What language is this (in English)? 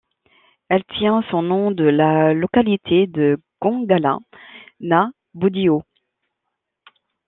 French